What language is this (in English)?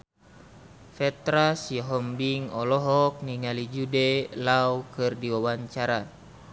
Sundanese